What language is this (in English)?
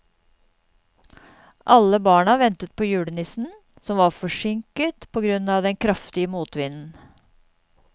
Norwegian